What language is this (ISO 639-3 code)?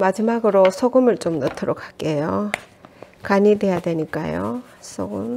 kor